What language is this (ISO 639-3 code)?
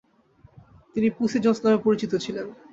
ben